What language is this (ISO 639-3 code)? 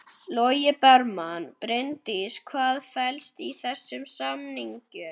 isl